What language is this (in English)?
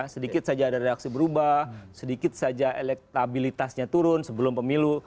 Indonesian